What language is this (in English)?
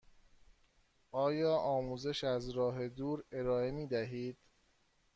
Persian